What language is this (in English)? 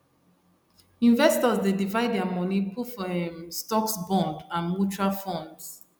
Nigerian Pidgin